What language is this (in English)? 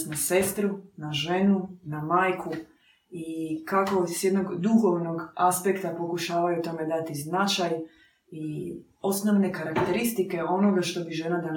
Croatian